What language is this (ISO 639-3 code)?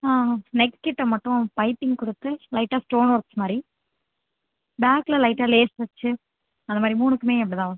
tam